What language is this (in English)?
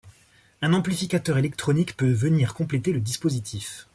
French